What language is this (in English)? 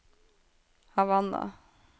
Norwegian